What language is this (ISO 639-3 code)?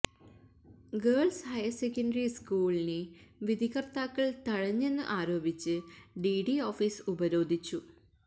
mal